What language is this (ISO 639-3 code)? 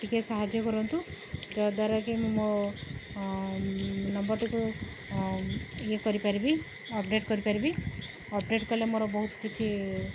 ori